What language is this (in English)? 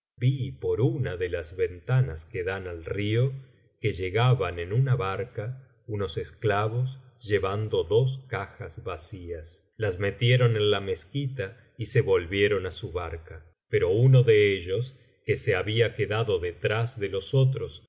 Spanish